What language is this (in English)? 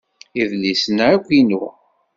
Kabyle